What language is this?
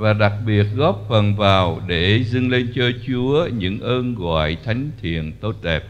Vietnamese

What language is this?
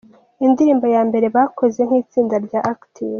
Kinyarwanda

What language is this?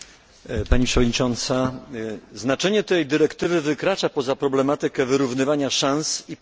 Polish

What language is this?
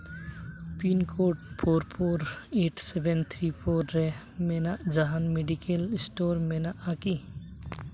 Santali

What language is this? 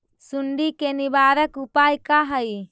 Magahi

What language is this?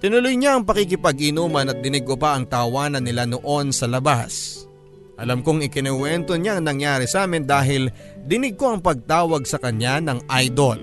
Filipino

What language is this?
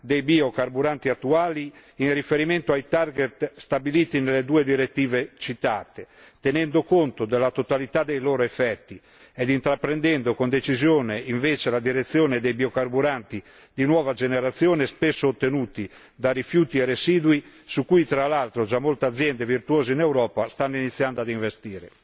Italian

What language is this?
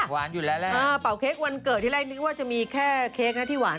Thai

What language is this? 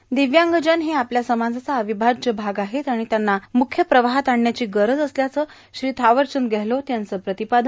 Marathi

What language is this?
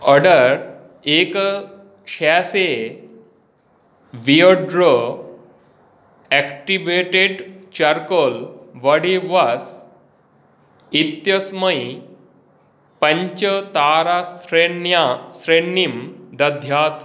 Sanskrit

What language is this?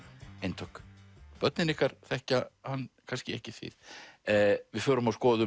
Icelandic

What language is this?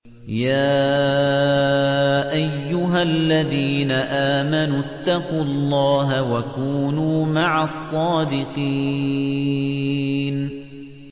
Arabic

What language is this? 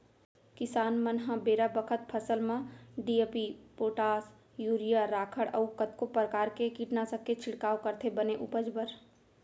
Chhattisgarhi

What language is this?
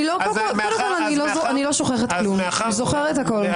Hebrew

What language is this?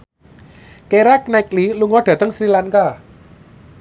Javanese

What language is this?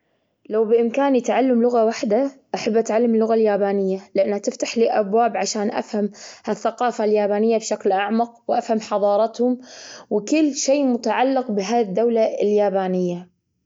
Gulf Arabic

